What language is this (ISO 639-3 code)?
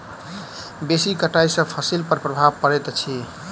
mai